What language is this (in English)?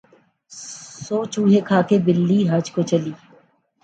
Urdu